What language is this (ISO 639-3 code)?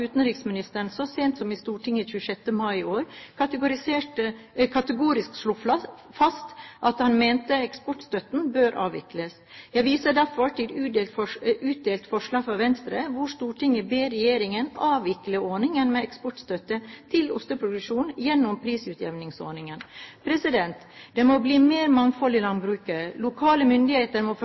nob